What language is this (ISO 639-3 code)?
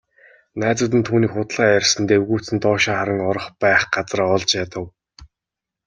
mon